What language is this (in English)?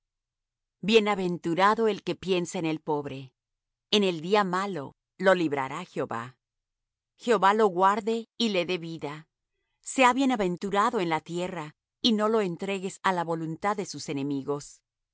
Spanish